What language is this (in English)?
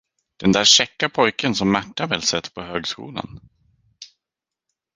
Swedish